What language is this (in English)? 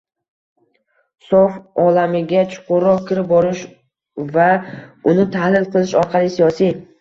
Uzbek